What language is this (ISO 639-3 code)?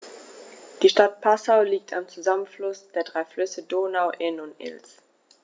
deu